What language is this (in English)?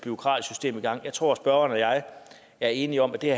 Danish